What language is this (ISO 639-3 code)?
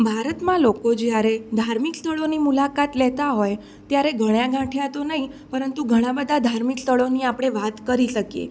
guj